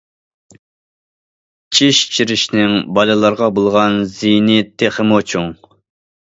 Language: Uyghur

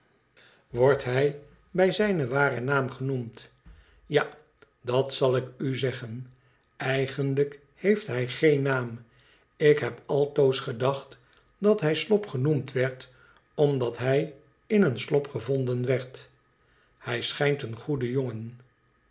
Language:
Dutch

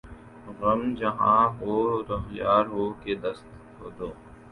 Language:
Urdu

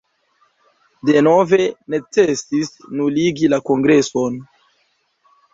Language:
Esperanto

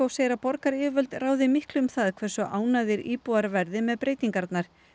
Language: Icelandic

